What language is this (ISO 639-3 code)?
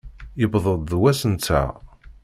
kab